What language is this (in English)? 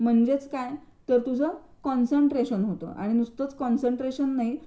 Marathi